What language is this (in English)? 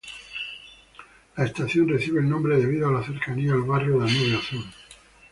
Spanish